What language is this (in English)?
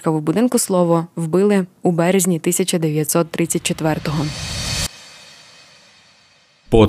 Ukrainian